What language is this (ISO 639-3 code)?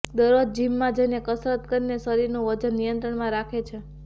guj